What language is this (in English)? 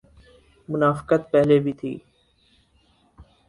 Urdu